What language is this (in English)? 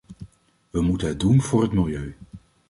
Dutch